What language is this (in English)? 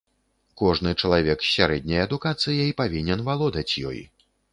Belarusian